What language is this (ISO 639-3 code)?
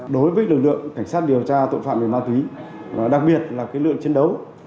vie